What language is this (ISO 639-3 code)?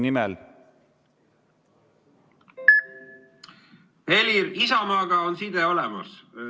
est